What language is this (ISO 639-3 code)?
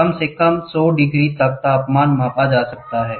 hin